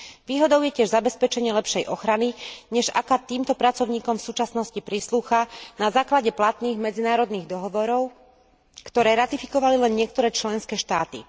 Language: Slovak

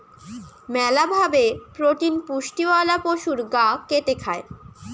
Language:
Bangla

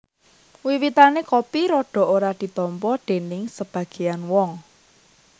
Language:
Javanese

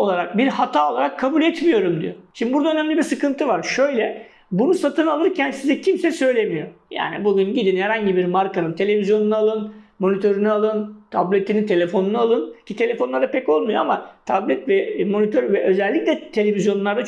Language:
Turkish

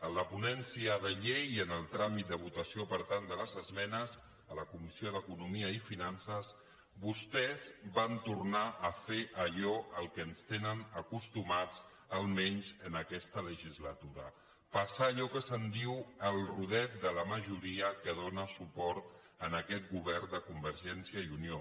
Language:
Catalan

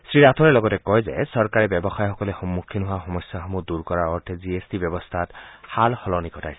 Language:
Assamese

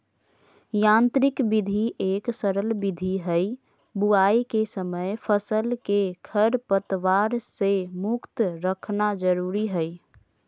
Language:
Magahi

